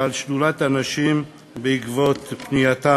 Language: Hebrew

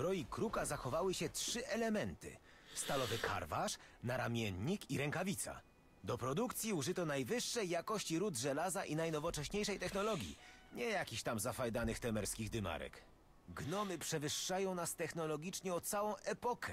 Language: Polish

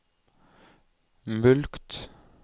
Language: Norwegian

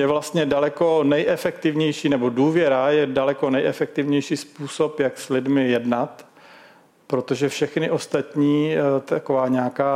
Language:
Czech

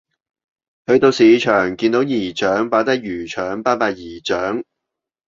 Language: Cantonese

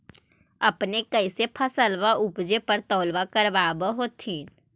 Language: Magahi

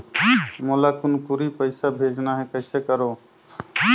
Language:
Chhattisgarhi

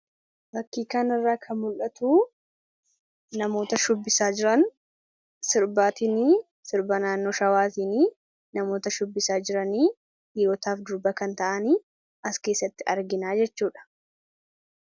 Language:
Oromo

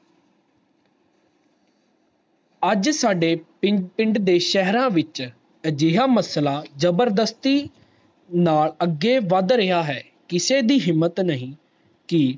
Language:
Punjabi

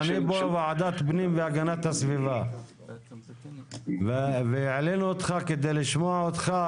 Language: Hebrew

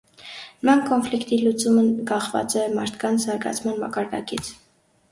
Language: Armenian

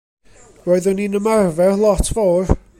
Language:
Welsh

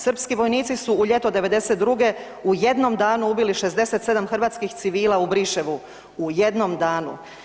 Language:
Croatian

